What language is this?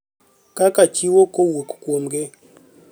Luo (Kenya and Tanzania)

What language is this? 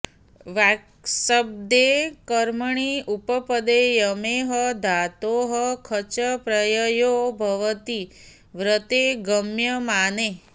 Sanskrit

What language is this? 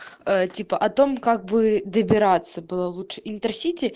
Russian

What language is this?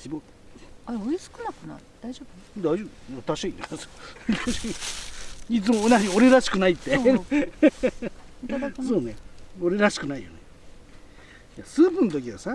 Japanese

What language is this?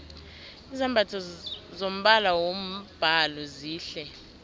South Ndebele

